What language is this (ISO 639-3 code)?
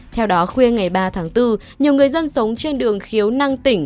vie